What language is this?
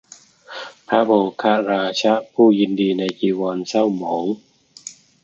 Thai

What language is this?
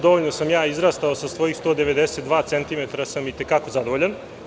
Serbian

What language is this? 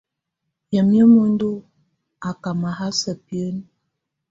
Tunen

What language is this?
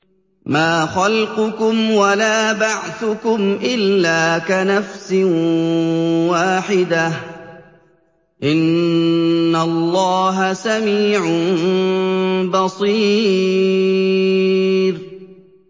Arabic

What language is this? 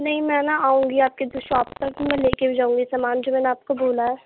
Urdu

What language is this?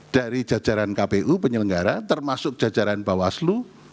Indonesian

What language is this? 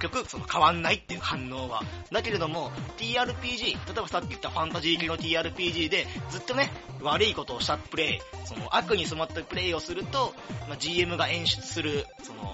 Japanese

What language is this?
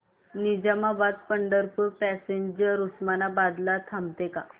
Marathi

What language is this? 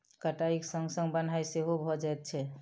Maithili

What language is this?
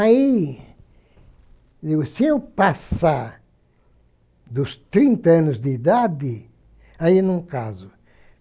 Portuguese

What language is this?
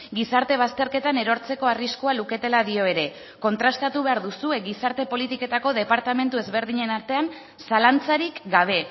Basque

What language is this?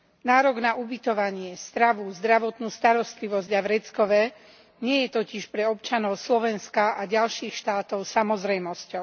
Slovak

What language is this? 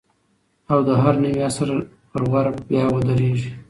Pashto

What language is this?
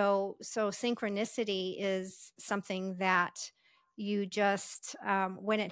English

